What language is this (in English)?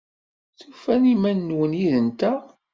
Kabyle